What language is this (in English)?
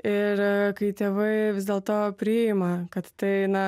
Lithuanian